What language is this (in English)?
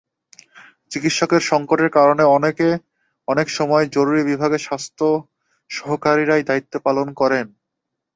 Bangla